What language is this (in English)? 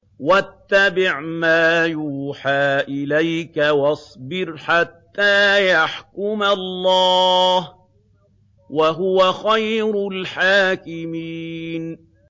Arabic